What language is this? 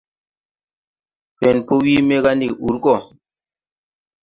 Tupuri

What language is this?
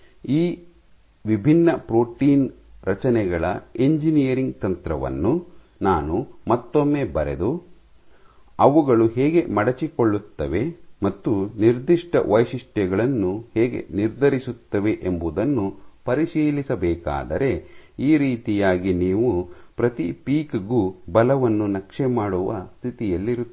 Kannada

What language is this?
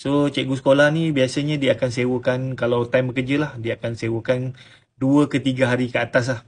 Malay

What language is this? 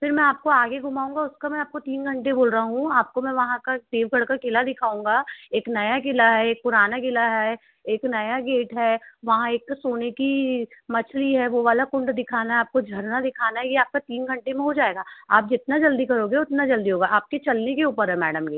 Hindi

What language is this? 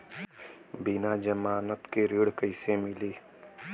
Bhojpuri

